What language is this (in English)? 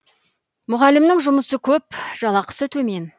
Kazakh